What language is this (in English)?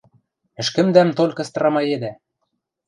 Western Mari